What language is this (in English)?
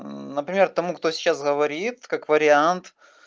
Russian